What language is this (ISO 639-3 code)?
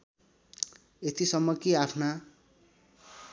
nep